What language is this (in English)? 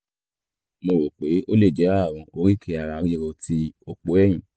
Yoruba